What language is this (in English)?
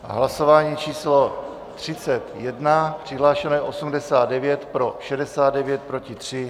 Czech